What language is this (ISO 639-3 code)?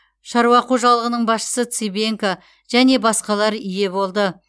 kaz